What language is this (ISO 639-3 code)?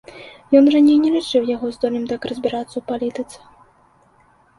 bel